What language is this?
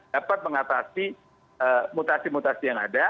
Indonesian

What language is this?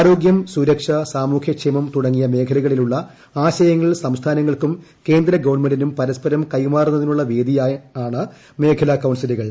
Malayalam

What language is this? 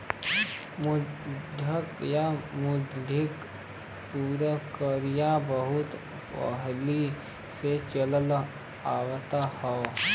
Bhojpuri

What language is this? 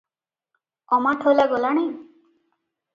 Odia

